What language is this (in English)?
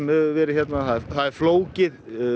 Icelandic